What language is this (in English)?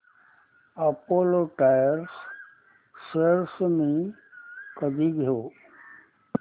Marathi